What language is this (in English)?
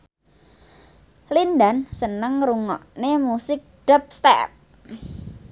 Javanese